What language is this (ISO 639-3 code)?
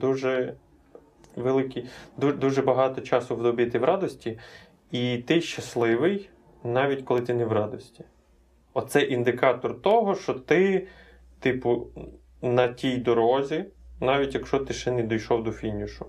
ukr